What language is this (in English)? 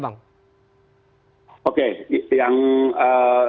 Indonesian